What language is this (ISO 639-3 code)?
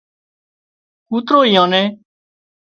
kxp